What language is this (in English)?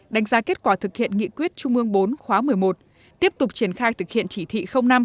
Vietnamese